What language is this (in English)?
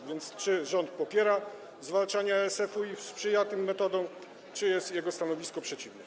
Polish